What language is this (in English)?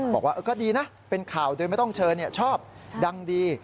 Thai